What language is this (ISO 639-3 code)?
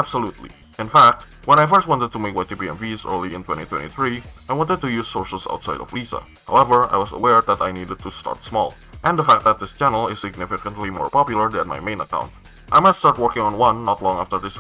eng